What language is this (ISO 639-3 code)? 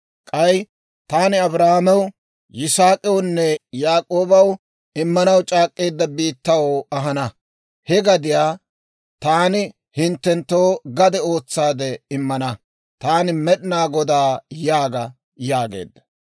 dwr